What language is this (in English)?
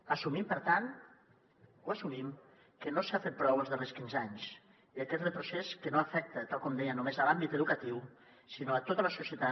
Catalan